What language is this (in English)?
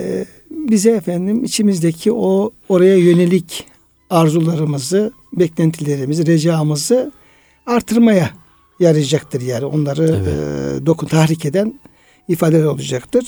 Turkish